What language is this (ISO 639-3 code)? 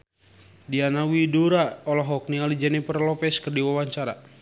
sun